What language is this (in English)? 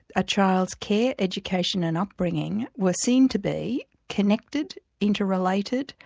English